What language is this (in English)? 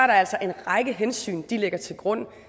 Danish